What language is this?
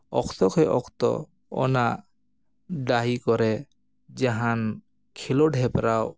Santali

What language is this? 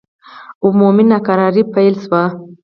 Pashto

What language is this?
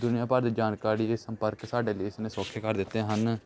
Punjabi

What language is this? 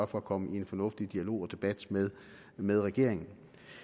Danish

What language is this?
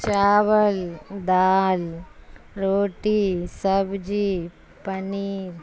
Urdu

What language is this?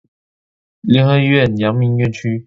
Chinese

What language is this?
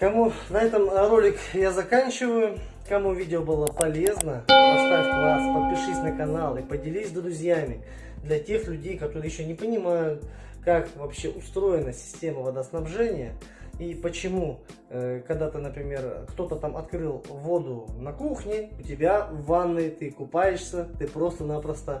Russian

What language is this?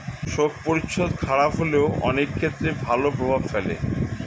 Bangla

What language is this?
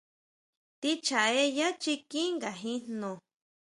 Huautla Mazatec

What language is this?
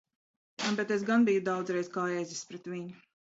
Latvian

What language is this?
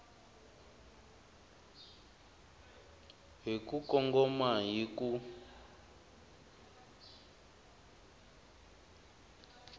Tsonga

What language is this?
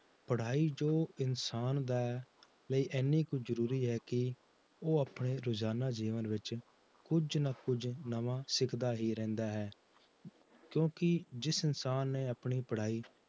Punjabi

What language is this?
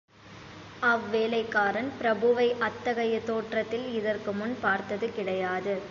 Tamil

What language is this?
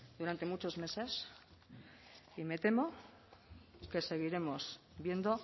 Spanish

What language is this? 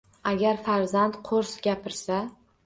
Uzbek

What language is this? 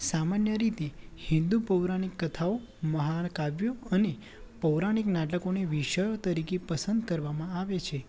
Gujarati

